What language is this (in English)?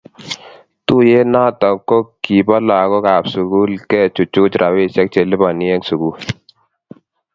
Kalenjin